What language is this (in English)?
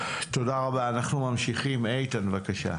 Hebrew